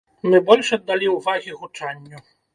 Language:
Belarusian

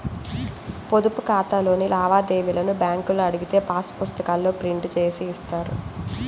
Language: Telugu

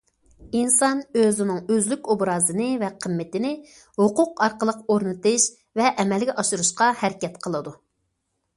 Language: Uyghur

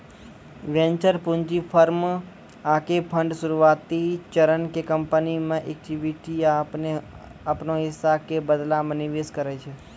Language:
Maithili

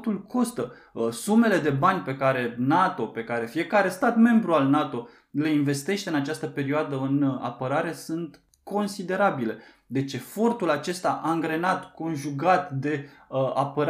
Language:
Romanian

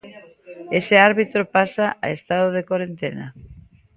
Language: Galician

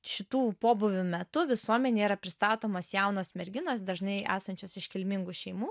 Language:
Lithuanian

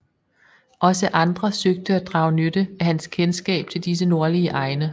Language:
Danish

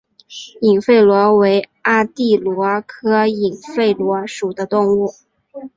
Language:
Chinese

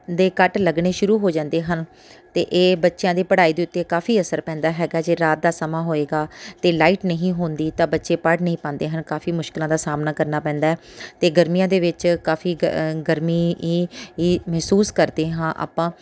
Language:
Punjabi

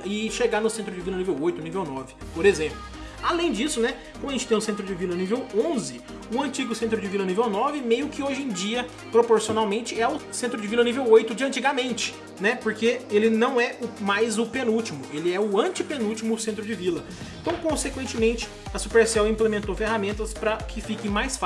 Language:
Portuguese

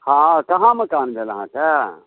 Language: Maithili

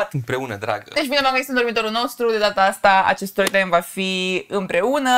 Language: Romanian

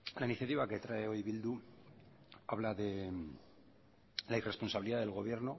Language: Spanish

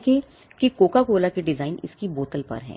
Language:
Hindi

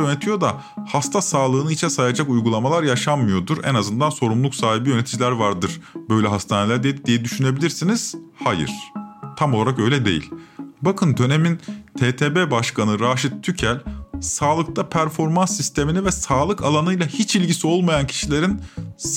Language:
Turkish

